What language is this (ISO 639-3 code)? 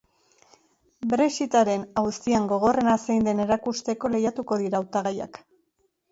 eus